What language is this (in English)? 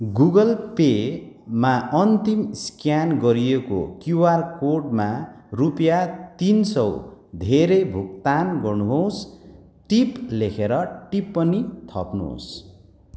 Nepali